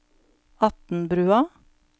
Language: Norwegian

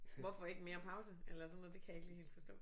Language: Danish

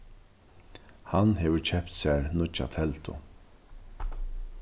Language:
Faroese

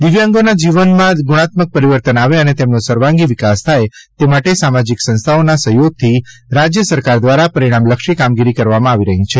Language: Gujarati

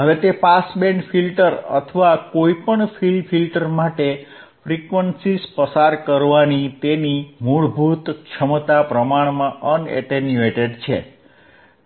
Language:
Gujarati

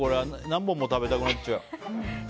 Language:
Japanese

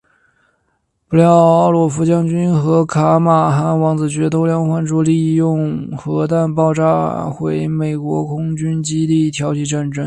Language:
Chinese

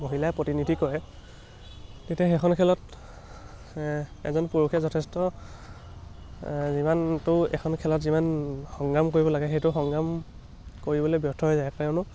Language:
Assamese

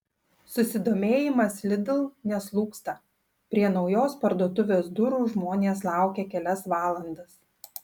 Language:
Lithuanian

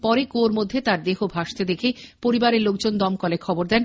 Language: Bangla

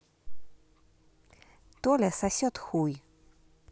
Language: Russian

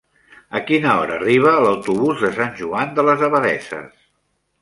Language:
Catalan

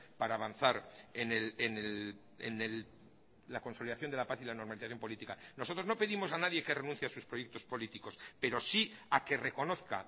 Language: Spanish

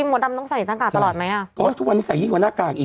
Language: Thai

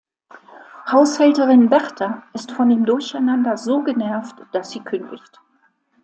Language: German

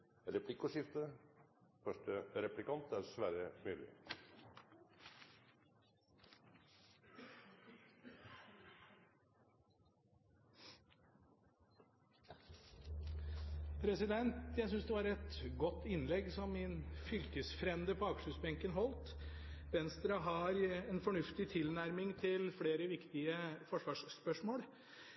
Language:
Norwegian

